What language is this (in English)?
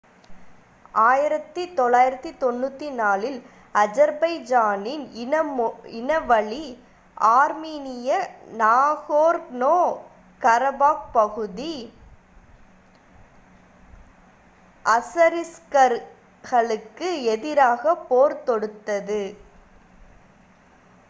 Tamil